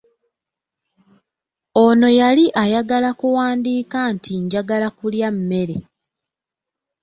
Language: Ganda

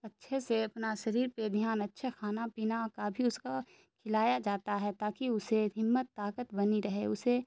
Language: Urdu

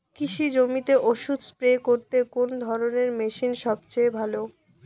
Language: Bangla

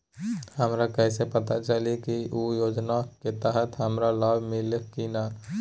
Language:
Magahi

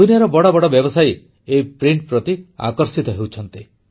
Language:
Odia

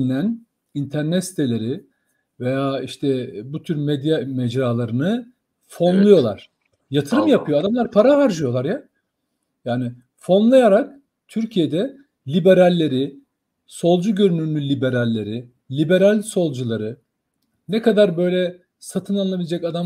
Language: Turkish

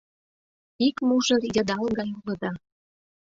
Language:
Mari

